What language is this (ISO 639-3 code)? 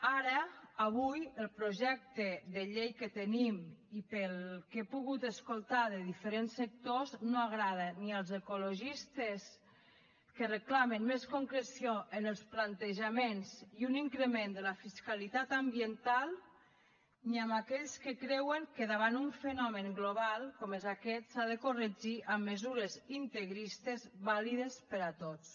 cat